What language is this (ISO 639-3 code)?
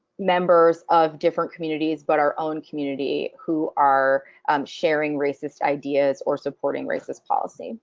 eng